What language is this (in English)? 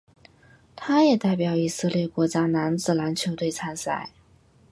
Chinese